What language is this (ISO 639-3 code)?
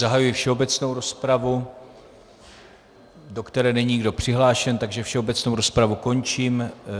ces